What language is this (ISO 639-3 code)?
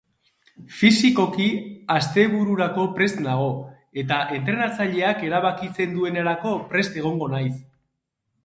eus